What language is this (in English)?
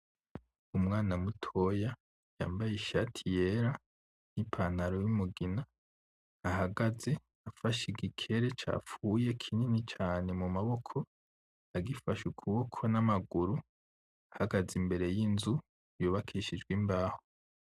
Rundi